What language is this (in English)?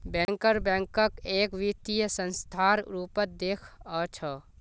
Magahi